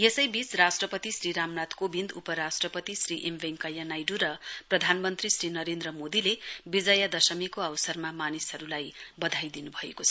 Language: Nepali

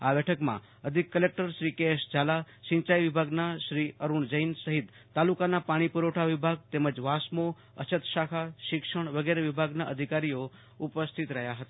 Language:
Gujarati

